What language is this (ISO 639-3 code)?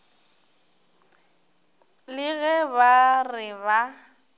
nso